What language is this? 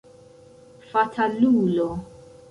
Esperanto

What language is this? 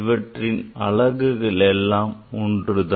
Tamil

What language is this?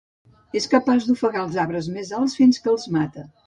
Catalan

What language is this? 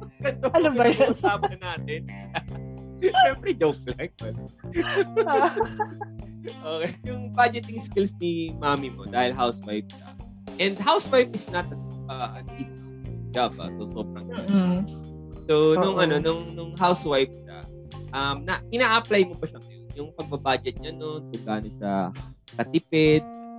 Filipino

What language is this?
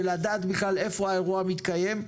Hebrew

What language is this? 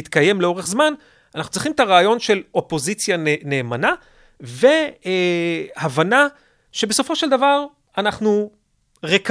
Hebrew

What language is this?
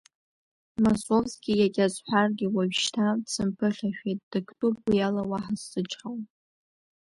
Abkhazian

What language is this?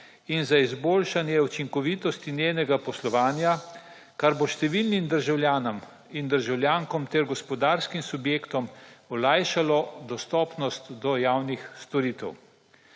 Slovenian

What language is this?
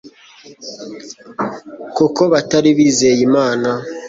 Kinyarwanda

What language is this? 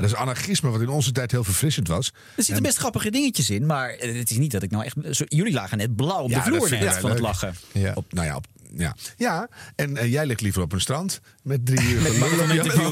Dutch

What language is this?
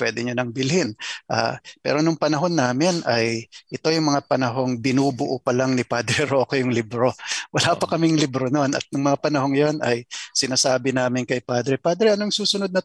Filipino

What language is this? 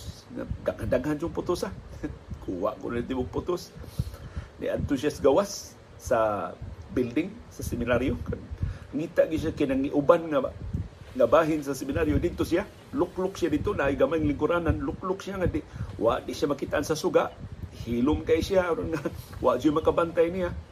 Filipino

